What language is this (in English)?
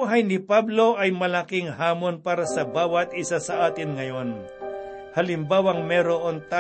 Filipino